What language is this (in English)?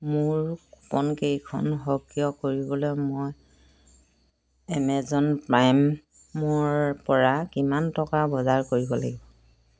Assamese